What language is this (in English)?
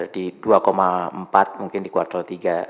Indonesian